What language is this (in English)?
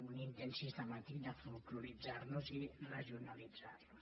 Catalan